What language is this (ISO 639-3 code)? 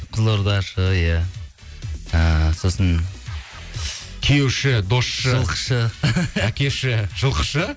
kaz